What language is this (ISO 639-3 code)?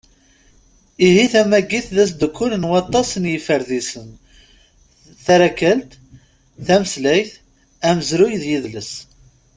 kab